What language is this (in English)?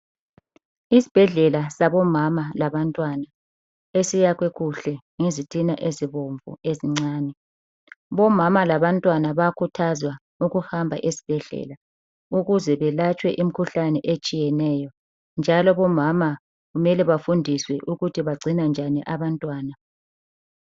North Ndebele